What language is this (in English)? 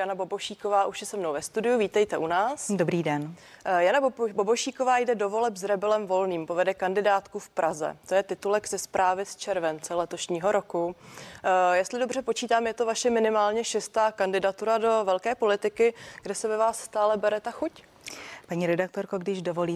Czech